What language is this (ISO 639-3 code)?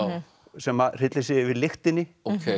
isl